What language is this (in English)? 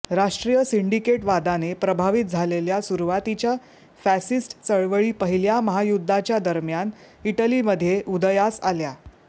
Marathi